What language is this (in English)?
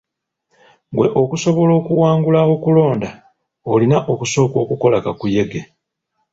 Ganda